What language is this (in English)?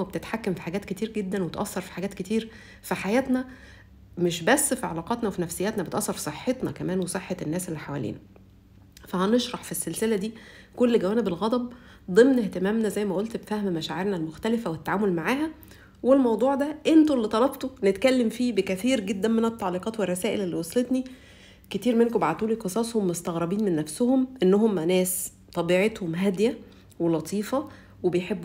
Arabic